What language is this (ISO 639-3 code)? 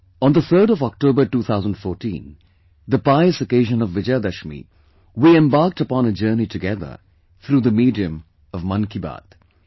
eng